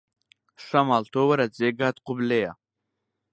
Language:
Central Kurdish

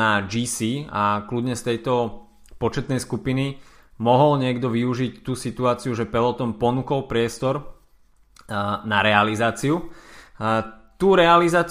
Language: Slovak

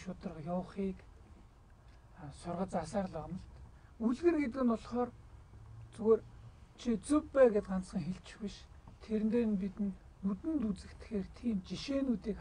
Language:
Turkish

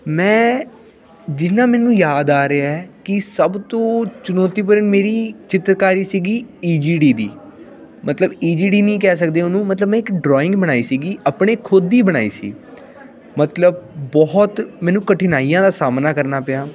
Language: Punjabi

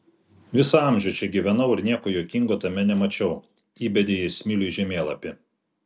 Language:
Lithuanian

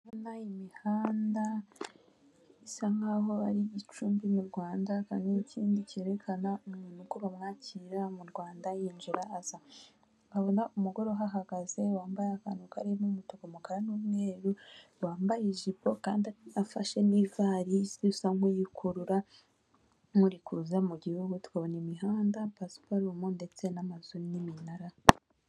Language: Kinyarwanda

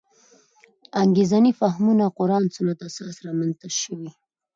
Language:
Pashto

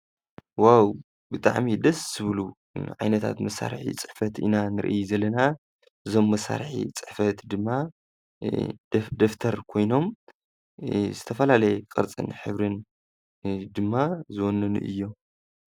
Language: Tigrinya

